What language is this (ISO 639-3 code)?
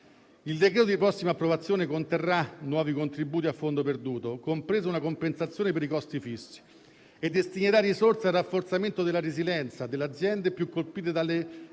ita